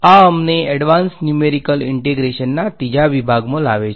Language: Gujarati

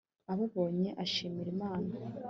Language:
Kinyarwanda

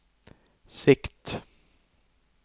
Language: Norwegian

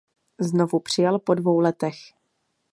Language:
Czech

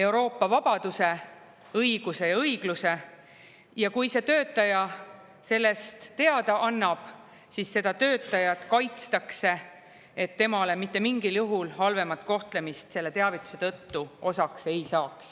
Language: Estonian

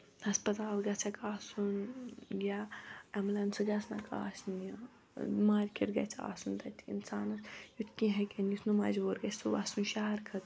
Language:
Kashmiri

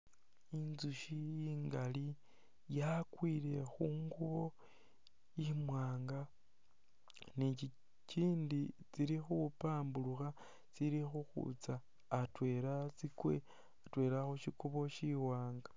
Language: Masaaba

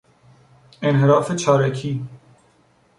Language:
Persian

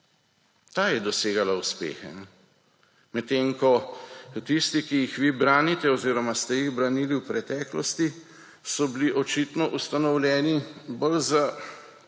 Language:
Slovenian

